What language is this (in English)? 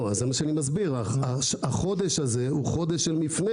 Hebrew